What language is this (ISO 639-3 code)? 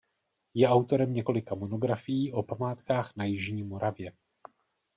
ces